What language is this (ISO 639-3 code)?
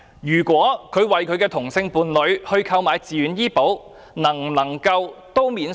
yue